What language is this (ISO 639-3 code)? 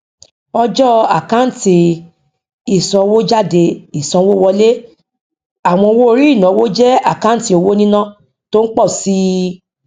yor